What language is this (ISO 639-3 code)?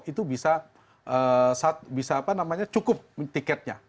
ind